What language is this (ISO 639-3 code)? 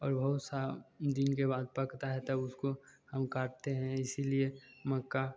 hin